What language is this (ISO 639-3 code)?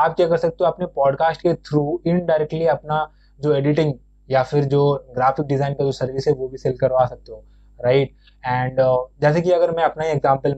hin